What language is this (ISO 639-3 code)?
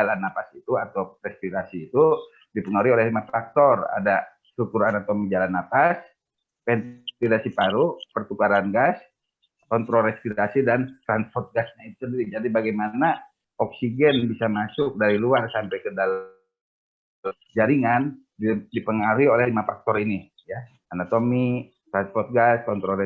ind